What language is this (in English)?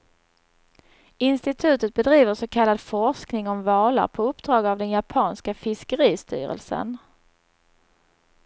Swedish